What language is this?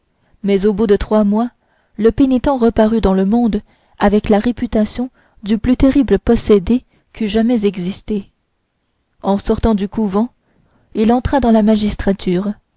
French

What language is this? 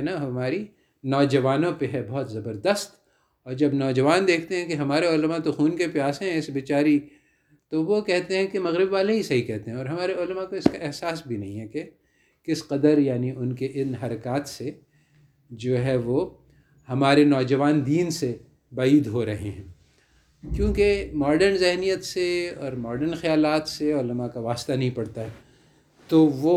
Urdu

